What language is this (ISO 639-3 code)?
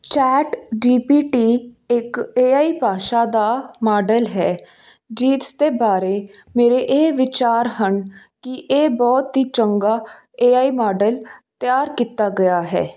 pan